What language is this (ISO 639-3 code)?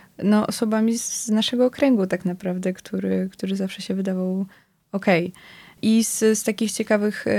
pol